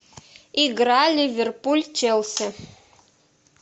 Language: Russian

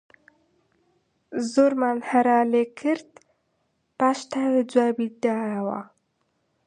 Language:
Central Kurdish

